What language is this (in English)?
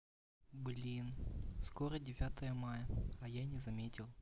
Russian